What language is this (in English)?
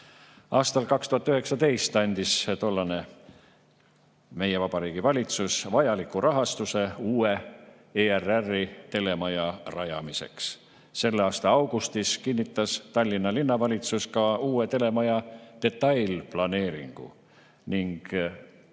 Estonian